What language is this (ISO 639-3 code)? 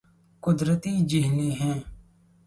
urd